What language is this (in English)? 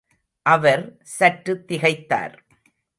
Tamil